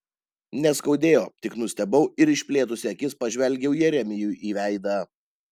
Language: Lithuanian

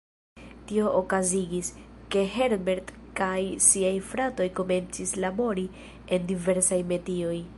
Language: Esperanto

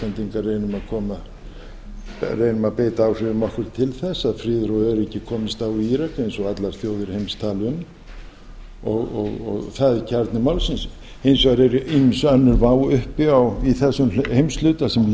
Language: Icelandic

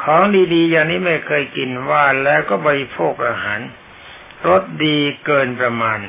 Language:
Thai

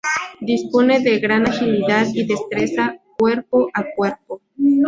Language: Spanish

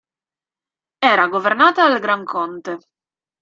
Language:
Italian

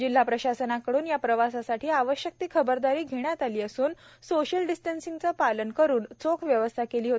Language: Marathi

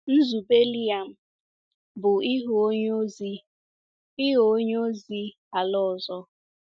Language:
Igbo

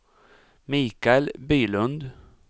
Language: Swedish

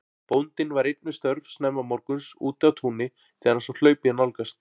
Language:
Icelandic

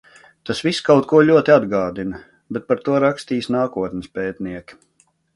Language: Latvian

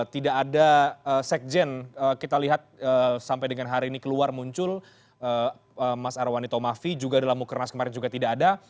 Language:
Indonesian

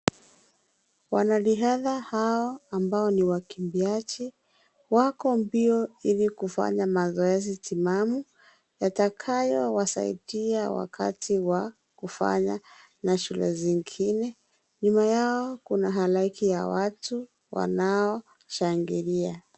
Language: Swahili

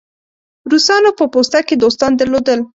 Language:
Pashto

